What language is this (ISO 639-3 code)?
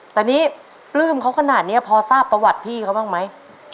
tha